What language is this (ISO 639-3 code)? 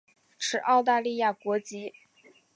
zho